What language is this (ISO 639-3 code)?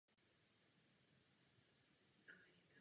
ces